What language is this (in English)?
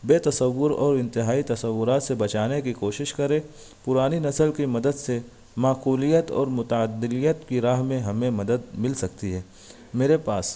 Urdu